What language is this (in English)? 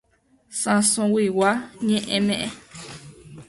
Guarani